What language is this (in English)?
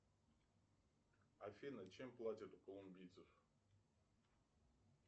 Russian